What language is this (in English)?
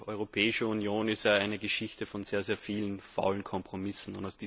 German